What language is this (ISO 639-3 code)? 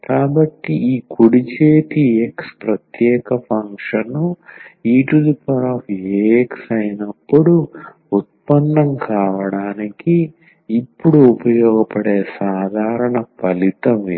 tel